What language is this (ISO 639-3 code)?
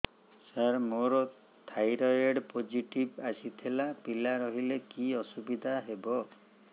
ori